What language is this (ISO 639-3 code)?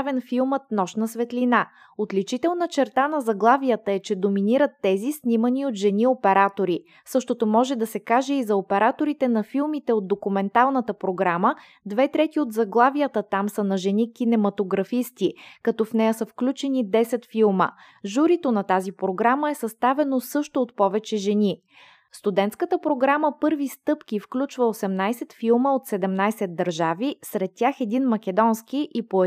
bul